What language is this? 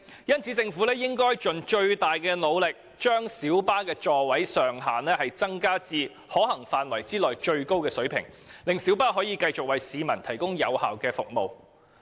Cantonese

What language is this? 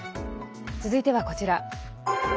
Japanese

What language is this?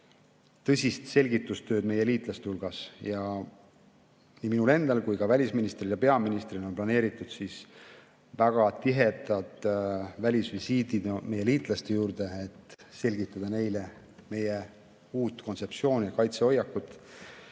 Estonian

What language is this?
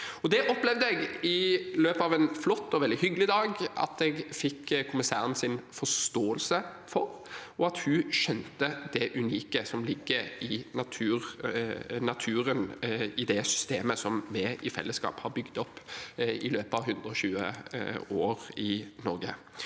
Norwegian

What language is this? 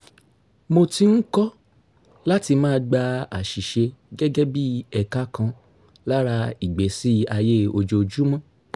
Yoruba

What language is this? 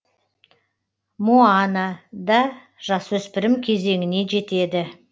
Kazakh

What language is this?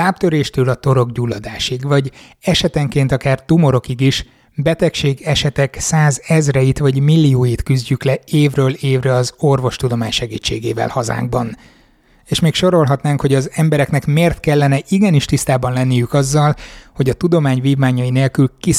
Hungarian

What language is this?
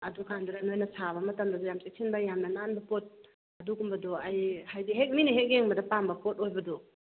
Manipuri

